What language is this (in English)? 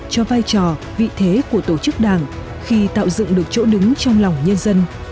Vietnamese